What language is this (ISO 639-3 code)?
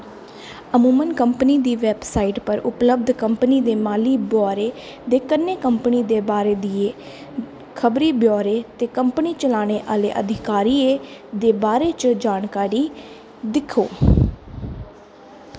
doi